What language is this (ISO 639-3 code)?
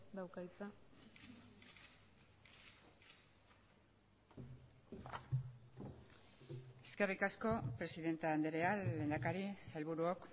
eus